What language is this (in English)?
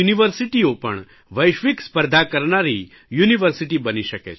Gujarati